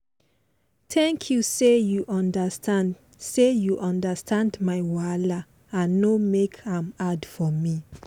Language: Nigerian Pidgin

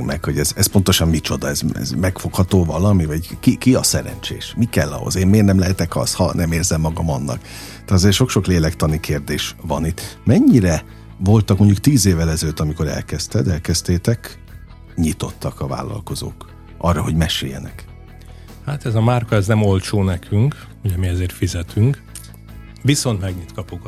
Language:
Hungarian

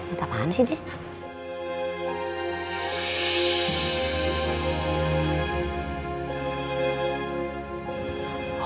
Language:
Indonesian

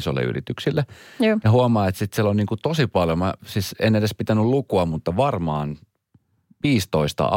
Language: Finnish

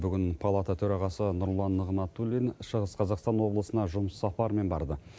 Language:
Kazakh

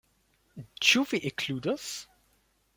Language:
Esperanto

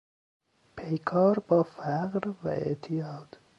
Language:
Persian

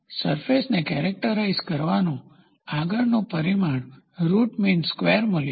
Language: Gujarati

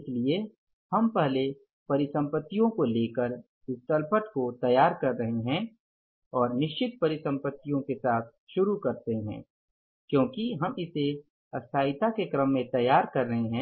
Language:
Hindi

